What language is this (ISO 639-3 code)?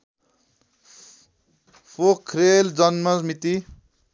nep